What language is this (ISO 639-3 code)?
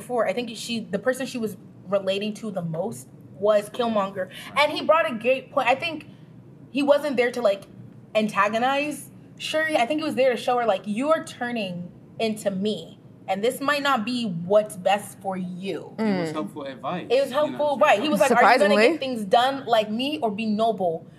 eng